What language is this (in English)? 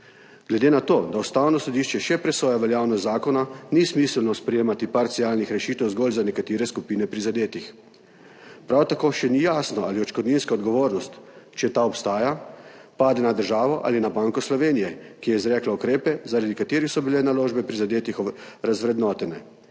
Slovenian